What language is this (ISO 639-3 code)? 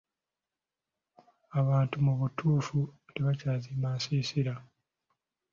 lug